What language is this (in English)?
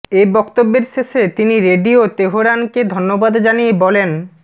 Bangla